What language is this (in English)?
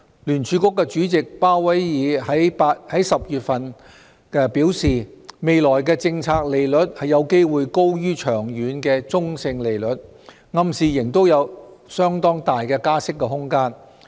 Cantonese